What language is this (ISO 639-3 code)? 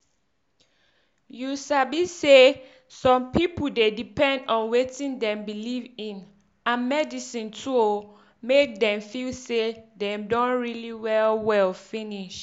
pcm